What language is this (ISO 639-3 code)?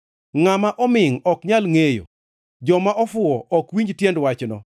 luo